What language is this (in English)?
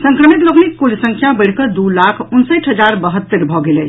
Maithili